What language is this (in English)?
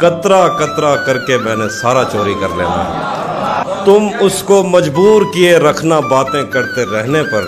Urdu